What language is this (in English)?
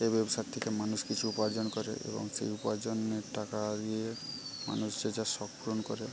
Bangla